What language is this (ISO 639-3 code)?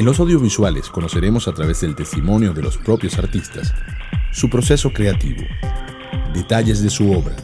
spa